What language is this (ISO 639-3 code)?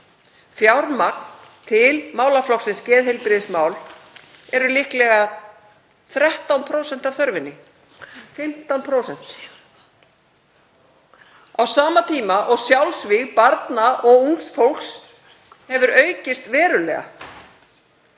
isl